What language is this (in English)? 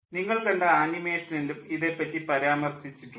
Malayalam